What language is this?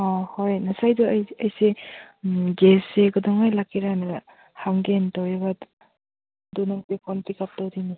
Manipuri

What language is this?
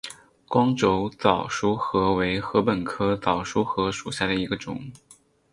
Chinese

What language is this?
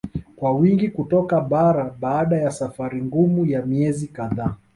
Swahili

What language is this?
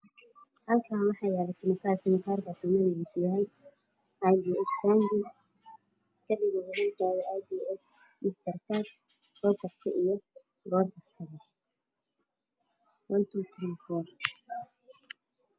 Somali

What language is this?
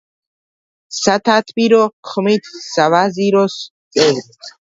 Georgian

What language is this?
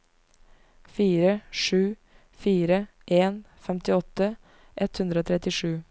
Norwegian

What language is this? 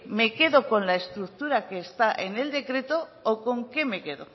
Spanish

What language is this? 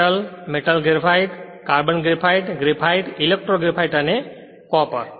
Gujarati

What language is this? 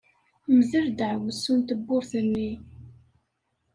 Kabyle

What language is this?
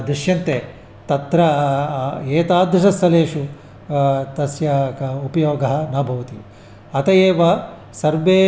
Sanskrit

